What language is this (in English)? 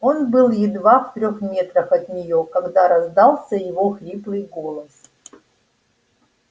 Russian